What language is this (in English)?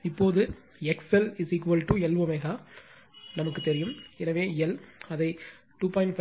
Tamil